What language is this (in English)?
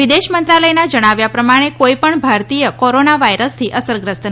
Gujarati